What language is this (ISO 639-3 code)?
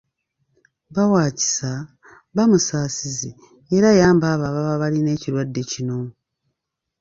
lug